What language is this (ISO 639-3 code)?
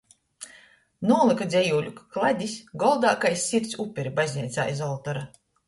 ltg